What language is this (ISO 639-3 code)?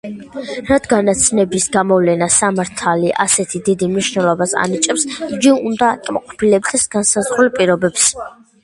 kat